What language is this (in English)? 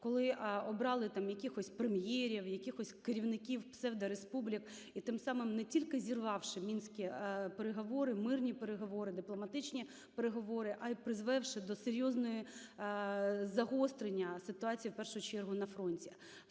Ukrainian